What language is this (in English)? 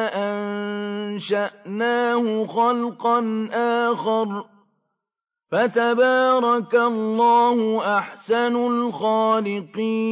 Arabic